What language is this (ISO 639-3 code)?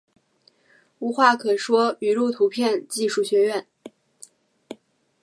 zho